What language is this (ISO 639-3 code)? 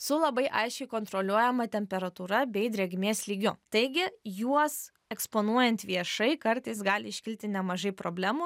lit